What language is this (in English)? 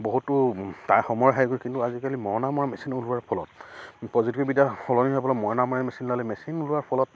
Assamese